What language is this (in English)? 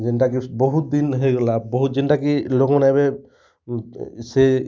Odia